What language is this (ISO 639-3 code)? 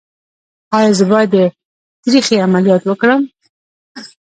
pus